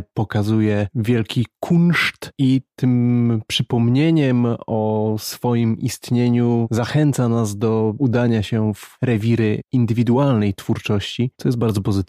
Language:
Polish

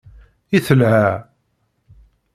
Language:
Kabyle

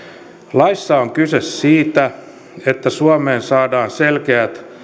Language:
Finnish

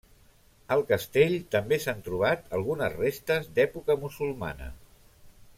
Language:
Catalan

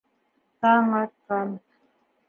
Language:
Bashkir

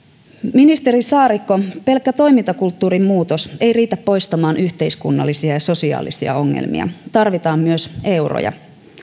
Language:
Finnish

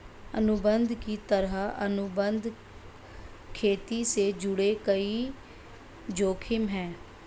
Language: Hindi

